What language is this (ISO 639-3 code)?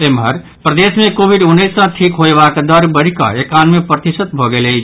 mai